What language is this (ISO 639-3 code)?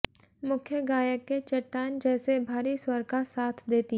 hin